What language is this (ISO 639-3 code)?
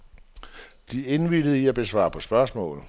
dan